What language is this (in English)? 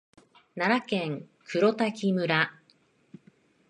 Japanese